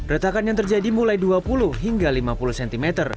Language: Indonesian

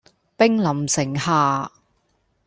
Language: Cantonese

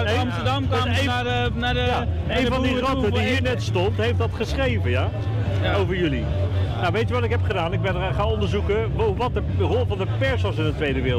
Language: Dutch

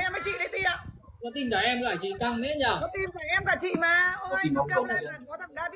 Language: Vietnamese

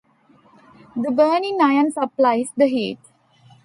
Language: English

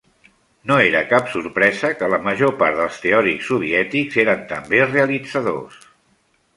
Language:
Catalan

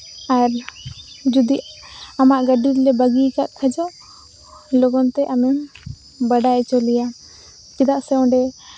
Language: Santali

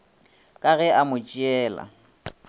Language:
Northern Sotho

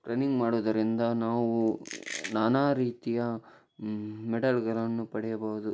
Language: Kannada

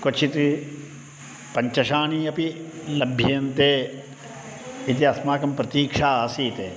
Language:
Sanskrit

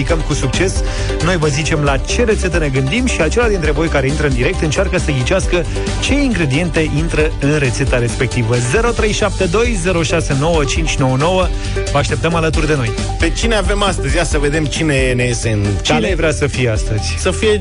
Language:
Romanian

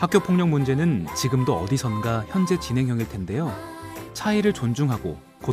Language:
Korean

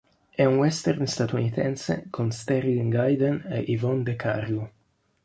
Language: Italian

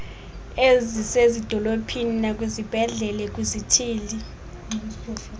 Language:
Xhosa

